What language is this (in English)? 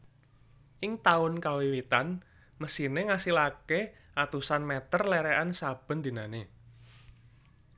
Javanese